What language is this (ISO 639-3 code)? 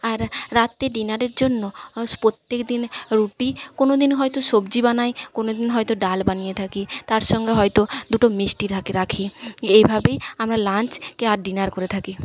ben